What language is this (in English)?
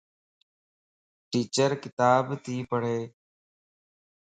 Lasi